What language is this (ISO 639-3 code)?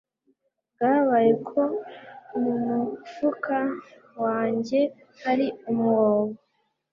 kin